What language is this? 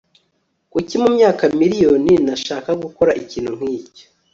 Kinyarwanda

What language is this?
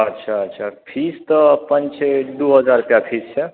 Maithili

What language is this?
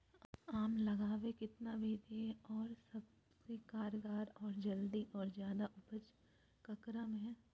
Magahi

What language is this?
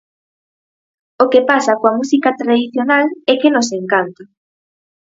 Galician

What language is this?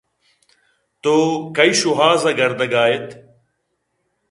Eastern Balochi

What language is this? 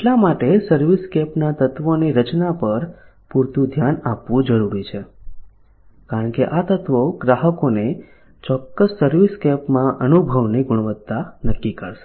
Gujarati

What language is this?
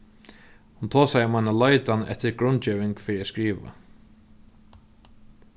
Faroese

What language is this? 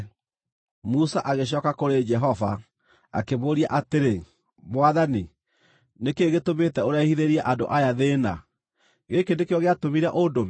Kikuyu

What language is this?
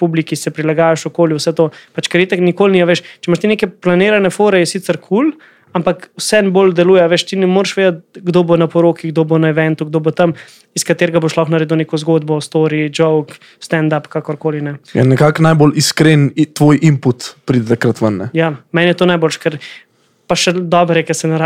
Slovak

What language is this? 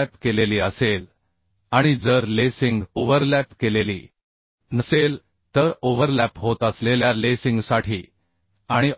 Marathi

